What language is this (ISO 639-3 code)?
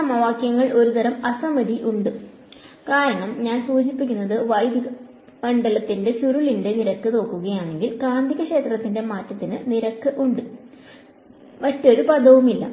mal